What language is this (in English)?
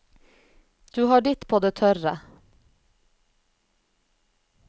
Norwegian